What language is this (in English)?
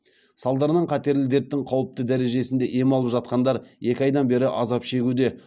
Kazakh